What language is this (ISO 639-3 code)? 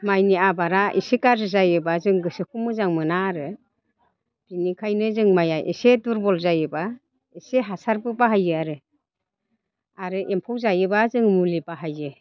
brx